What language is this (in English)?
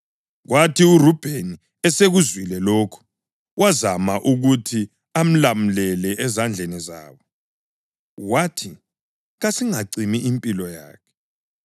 North Ndebele